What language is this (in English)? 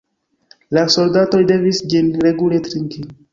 Esperanto